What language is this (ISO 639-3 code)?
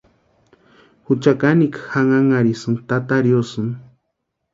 pua